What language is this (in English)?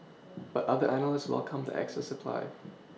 English